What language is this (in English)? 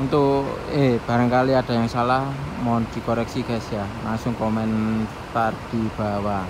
Indonesian